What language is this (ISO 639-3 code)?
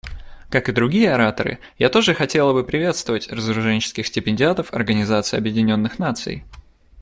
rus